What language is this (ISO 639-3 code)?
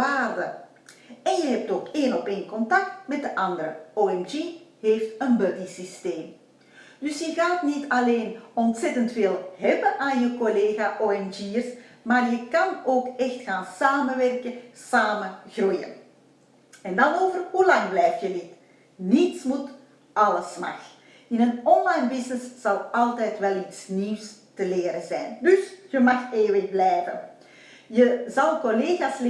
nld